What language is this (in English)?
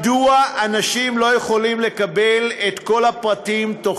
Hebrew